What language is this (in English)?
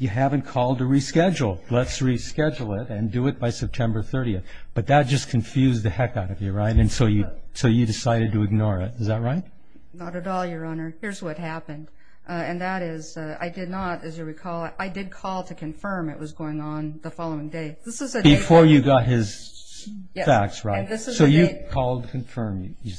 English